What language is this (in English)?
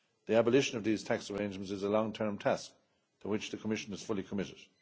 English